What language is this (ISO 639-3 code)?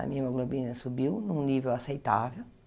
por